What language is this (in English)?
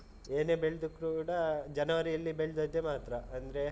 Kannada